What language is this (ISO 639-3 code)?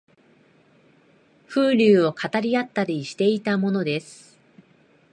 jpn